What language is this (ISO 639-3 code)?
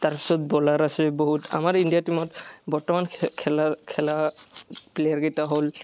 asm